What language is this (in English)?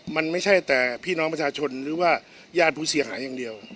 Thai